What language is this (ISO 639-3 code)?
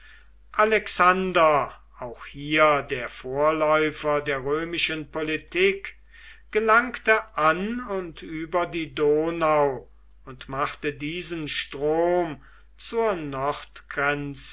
deu